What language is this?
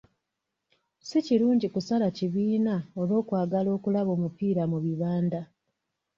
Ganda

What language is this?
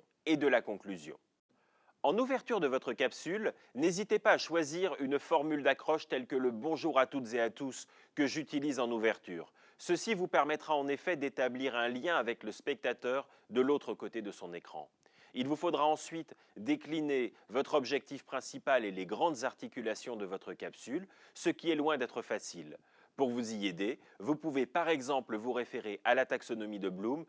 French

